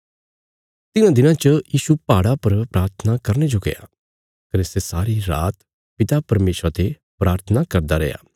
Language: Bilaspuri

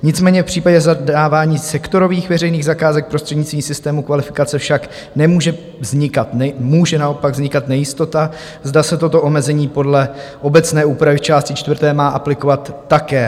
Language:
Czech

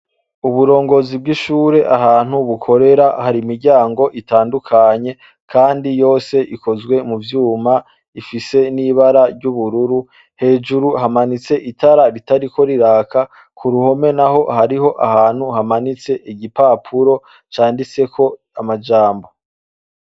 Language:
Rundi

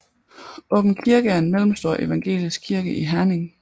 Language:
Danish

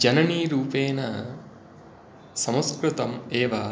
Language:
Sanskrit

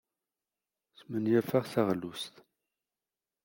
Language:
Kabyle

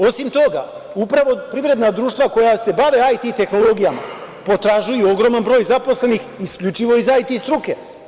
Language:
Serbian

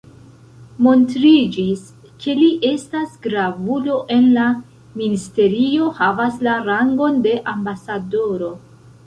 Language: Esperanto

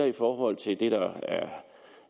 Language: Danish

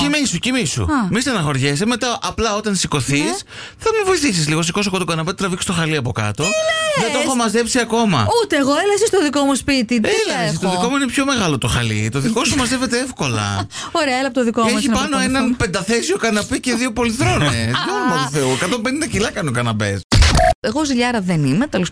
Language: Greek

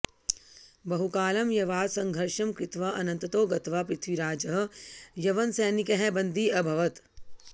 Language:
Sanskrit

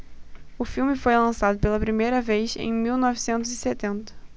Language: Portuguese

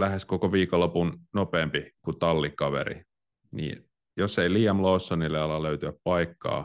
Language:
Finnish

